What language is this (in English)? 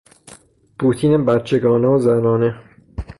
Persian